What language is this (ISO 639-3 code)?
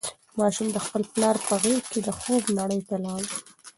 pus